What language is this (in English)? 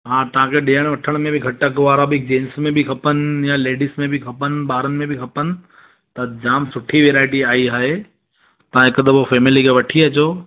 Sindhi